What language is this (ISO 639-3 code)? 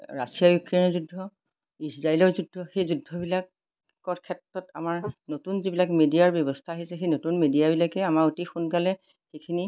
asm